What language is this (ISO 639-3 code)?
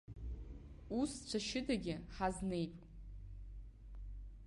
abk